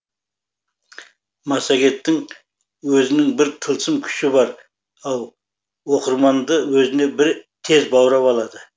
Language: Kazakh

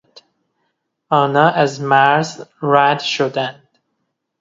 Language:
Persian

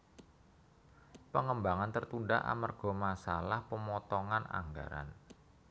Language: Javanese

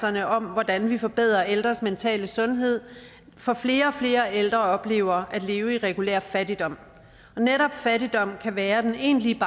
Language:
Danish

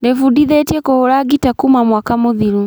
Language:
Kikuyu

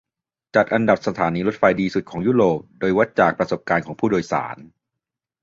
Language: Thai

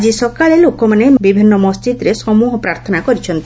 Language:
Odia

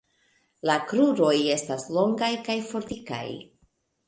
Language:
Esperanto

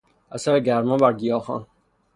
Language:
Persian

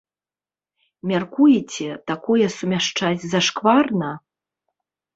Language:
Belarusian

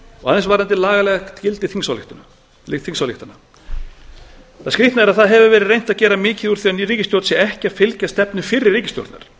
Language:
Icelandic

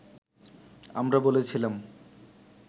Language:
Bangla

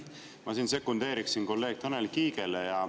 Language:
Estonian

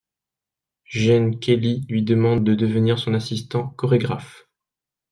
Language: French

